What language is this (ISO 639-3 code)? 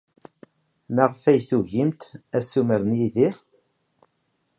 kab